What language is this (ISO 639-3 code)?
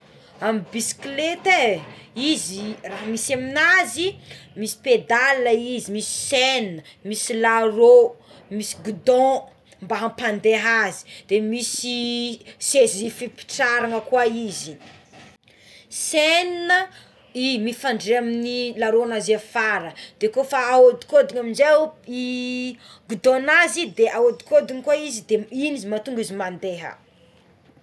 xmw